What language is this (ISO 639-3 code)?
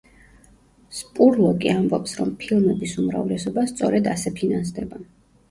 kat